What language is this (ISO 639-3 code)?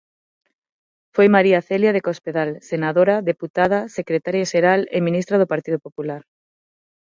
glg